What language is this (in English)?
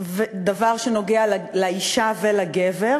Hebrew